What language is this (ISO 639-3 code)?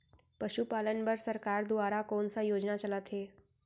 hne